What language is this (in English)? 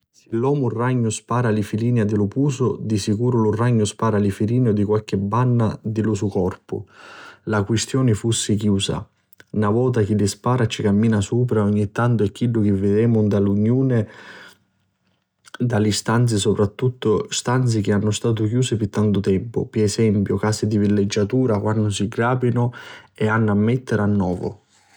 Sicilian